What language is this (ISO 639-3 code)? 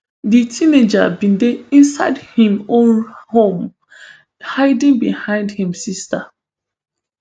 pcm